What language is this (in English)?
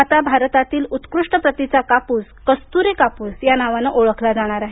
Marathi